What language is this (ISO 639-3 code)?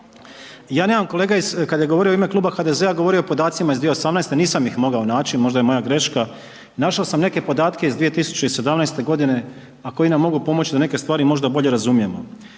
hrv